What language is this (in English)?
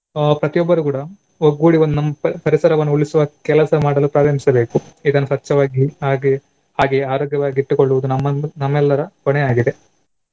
Kannada